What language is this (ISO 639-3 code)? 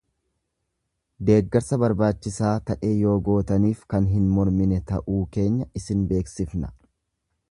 orm